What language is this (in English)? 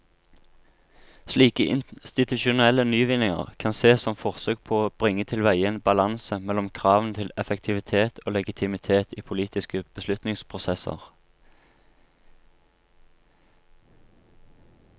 Norwegian